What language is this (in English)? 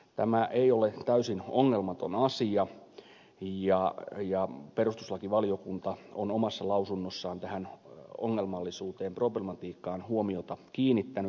Finnish